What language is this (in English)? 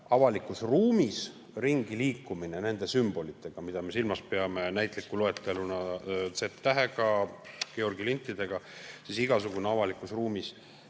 Estonian